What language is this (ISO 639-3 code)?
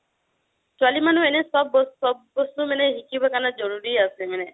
asm